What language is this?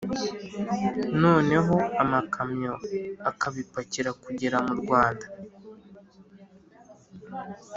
Kinyarwanda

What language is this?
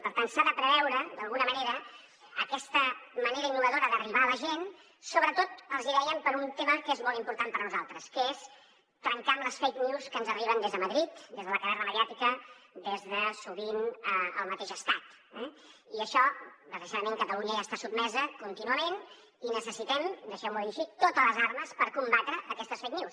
Catalan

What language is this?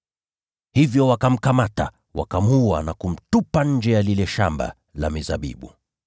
Swahili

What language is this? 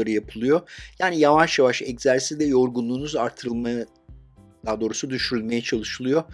Turkish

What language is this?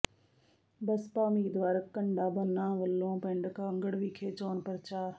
Punjabi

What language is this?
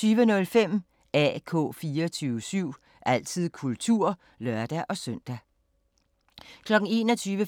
Danish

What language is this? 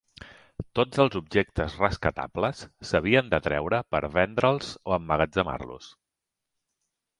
Catalan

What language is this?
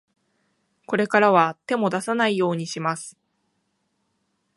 Japanese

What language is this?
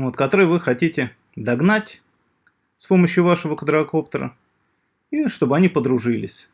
Russian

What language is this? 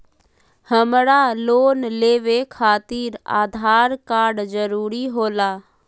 Magahi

